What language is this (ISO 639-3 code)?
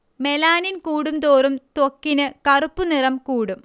mal